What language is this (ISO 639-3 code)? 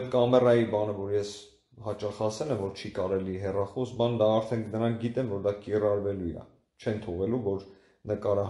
tur